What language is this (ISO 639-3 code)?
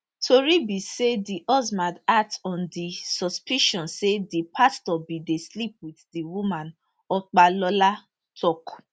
pcm